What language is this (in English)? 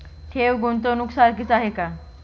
Marathi